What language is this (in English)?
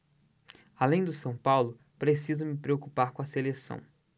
Portuguese